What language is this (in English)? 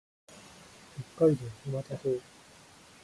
Japanese